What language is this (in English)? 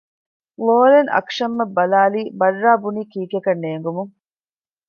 Divehi